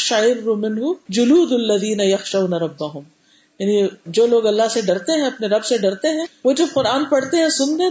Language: Urdu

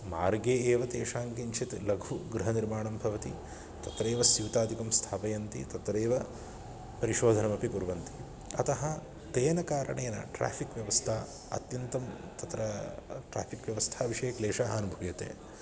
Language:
Sanskrit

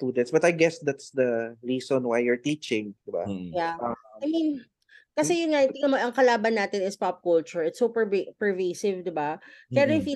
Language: Filipino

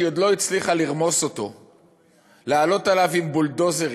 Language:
Hebrew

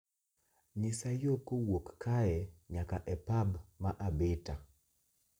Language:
Luo (Kenya and Tanzania)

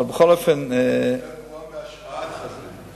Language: Hebrew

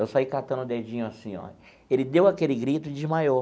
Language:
Portuguese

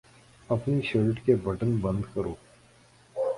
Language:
Urdu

